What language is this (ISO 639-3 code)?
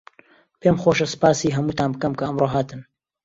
ckb